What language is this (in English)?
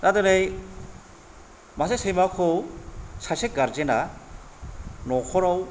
Bodo